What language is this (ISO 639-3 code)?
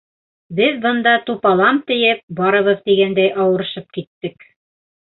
bak